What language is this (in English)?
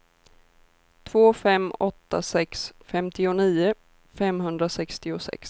Swedish